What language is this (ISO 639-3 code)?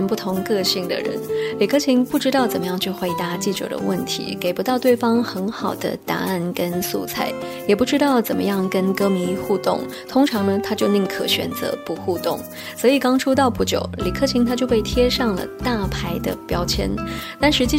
zho